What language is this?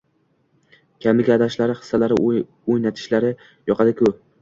Uzbek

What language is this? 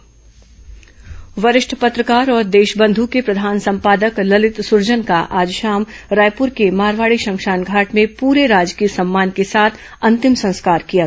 Hindi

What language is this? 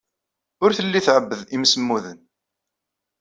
Kabyle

